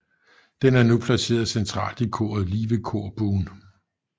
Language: Danish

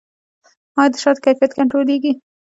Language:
Pashto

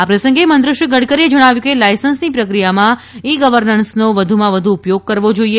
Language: Gujarati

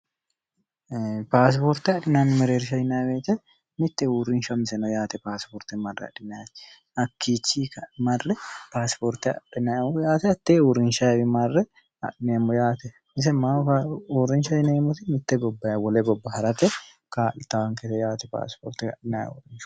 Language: Sidamo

